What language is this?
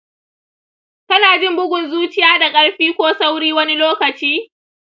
Hausa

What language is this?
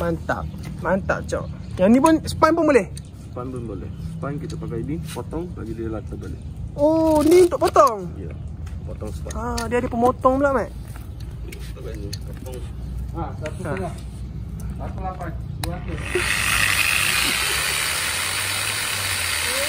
Malay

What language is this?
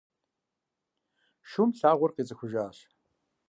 Kabardian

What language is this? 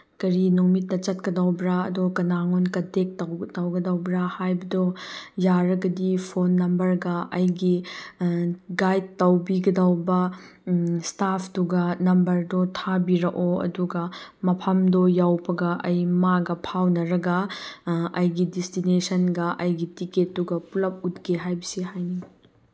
Manipuri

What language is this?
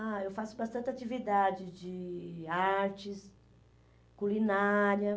Portuguese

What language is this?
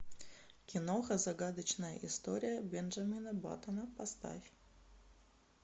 Russian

